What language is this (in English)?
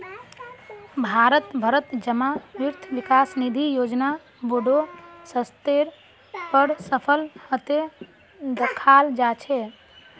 Magahi